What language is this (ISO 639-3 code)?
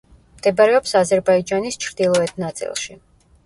kat